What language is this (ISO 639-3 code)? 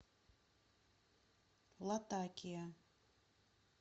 rus